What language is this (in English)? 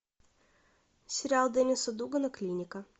Russian